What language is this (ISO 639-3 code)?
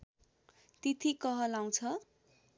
nep